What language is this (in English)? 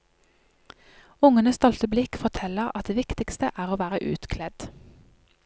Norwegian